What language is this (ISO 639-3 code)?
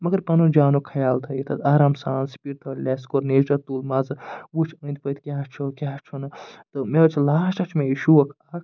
kas